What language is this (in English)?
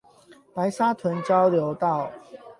Chinese